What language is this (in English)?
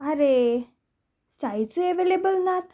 Konkani